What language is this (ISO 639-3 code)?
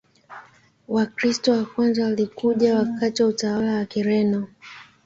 swa